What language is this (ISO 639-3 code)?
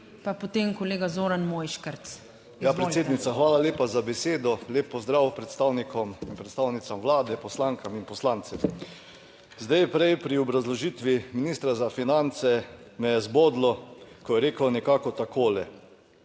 slv